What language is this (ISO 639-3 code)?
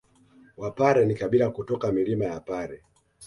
swa